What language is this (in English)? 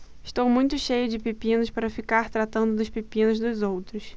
Portuguese